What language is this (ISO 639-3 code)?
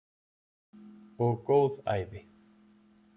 isl